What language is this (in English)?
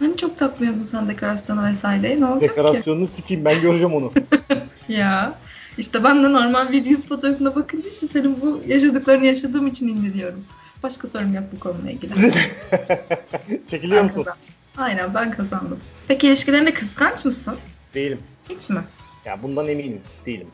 Turkish